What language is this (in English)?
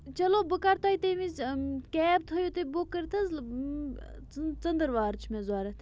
Kashmiri